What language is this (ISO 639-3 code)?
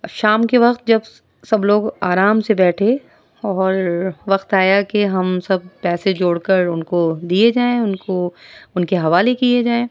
urd